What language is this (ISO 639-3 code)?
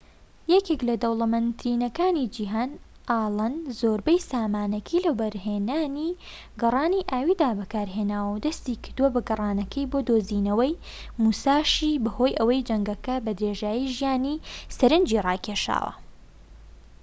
ckb